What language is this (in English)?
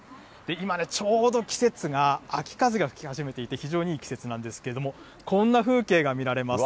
Japanese